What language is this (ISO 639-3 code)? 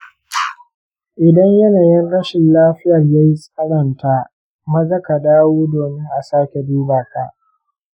hau